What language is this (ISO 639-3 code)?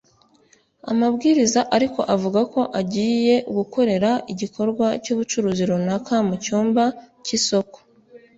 kin